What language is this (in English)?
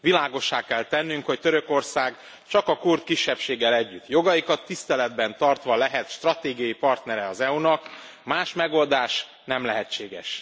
Hungarian